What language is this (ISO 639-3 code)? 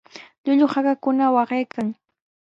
qws